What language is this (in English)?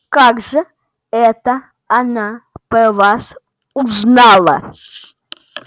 Russian